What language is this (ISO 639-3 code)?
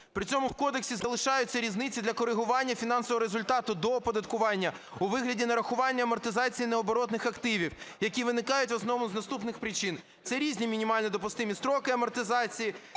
ukr